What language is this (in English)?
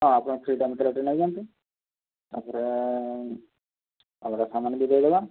Odia